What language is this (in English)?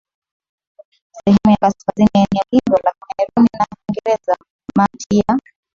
Swahili